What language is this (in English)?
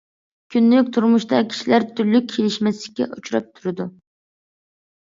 Uyghur